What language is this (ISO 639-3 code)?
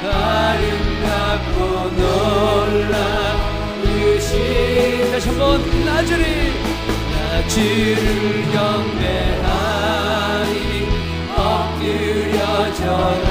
kor